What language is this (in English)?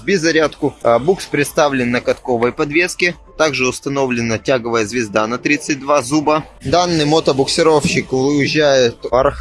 Russian